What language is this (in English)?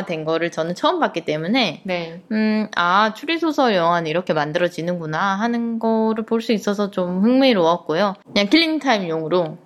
Korean